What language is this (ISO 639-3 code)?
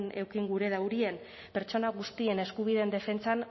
eus